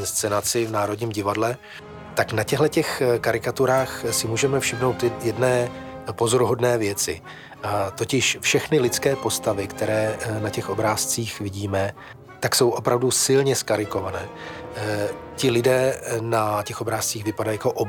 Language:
Czech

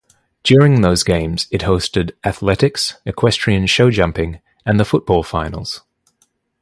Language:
English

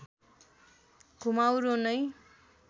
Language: Nepali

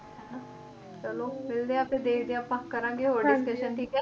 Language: Punjabi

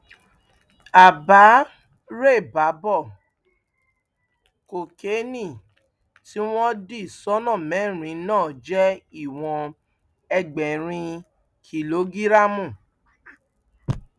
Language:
Yoruba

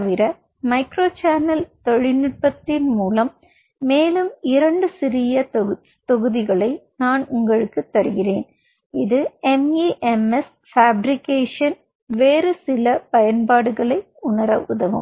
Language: Tamil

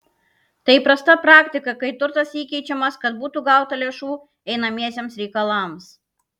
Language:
Lithuanian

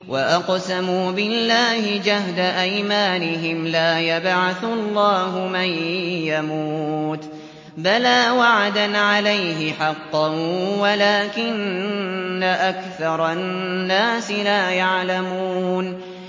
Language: Arabic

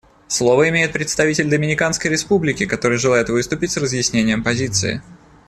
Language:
Russian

